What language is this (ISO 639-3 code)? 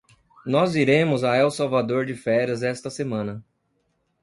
por